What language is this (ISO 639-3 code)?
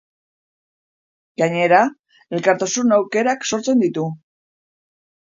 eus